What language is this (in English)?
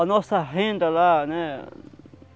Portuguese